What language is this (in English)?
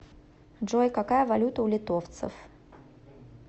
Russian